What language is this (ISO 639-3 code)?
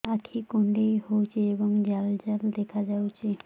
ori